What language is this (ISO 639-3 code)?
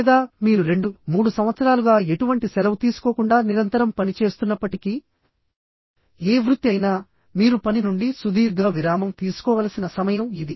tel